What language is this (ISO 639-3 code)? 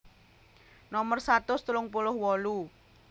jav